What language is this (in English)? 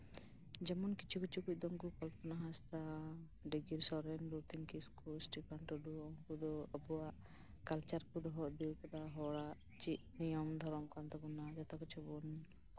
Santali